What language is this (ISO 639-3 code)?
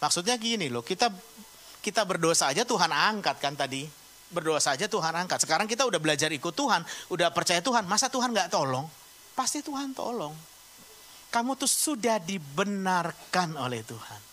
ind